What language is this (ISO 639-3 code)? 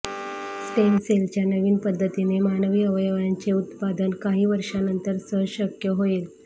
mar